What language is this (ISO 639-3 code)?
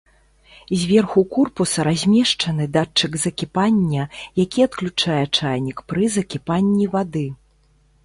bel